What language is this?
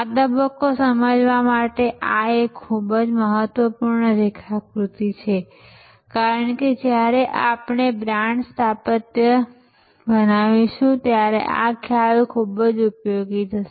Gujarati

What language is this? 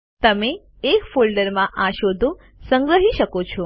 Gujarati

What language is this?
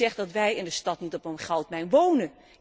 Dutch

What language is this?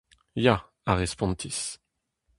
Breton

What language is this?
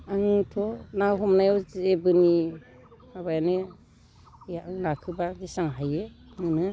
Bodo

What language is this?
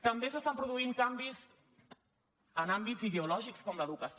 Catalan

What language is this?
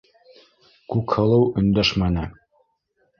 Bashkir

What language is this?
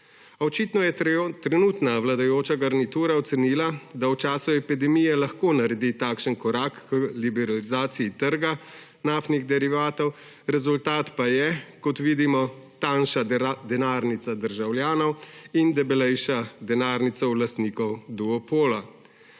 Slovenian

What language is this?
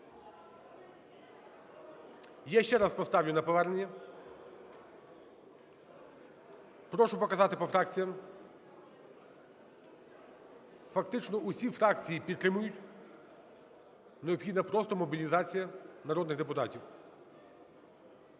Ukrainian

